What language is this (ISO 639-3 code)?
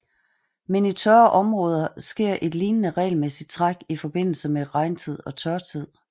dan